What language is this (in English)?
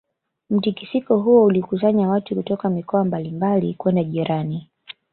Swahili